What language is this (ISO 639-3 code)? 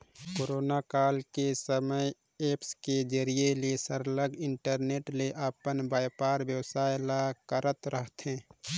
hne